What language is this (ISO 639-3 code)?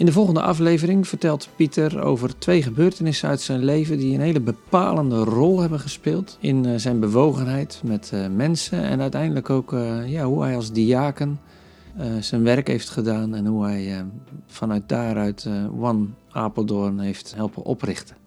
nld